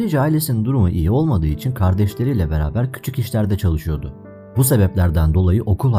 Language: Turkish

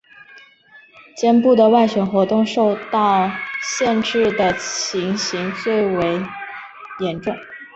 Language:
Chinese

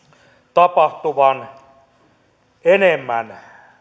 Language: Finnish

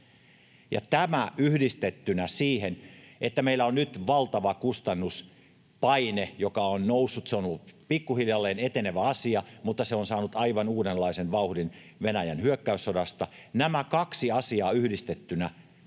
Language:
Finnish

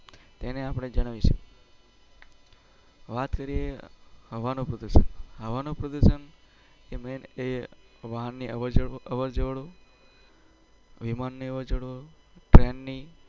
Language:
Gujarati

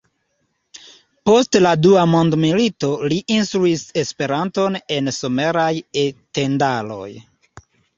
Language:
Esperanto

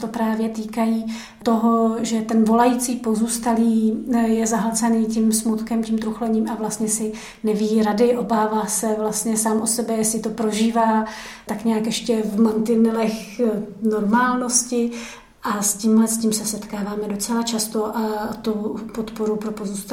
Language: Czech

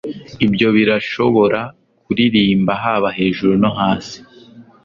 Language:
Kinyarwanda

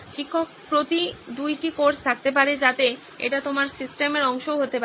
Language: Bangla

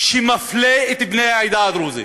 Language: Hebrew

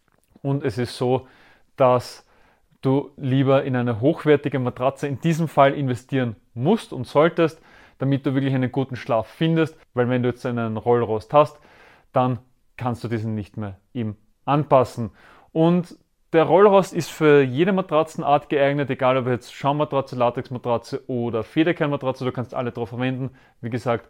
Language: German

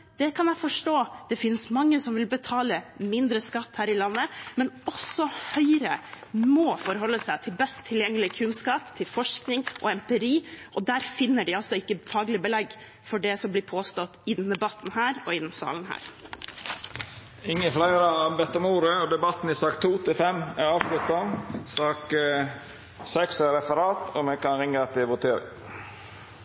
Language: Norwegian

